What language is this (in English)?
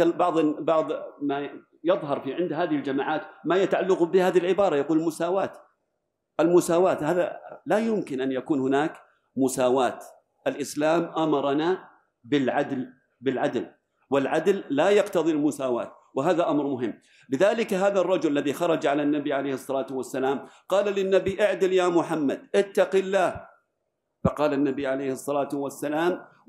Arabic